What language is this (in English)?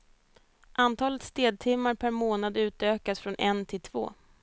Swedish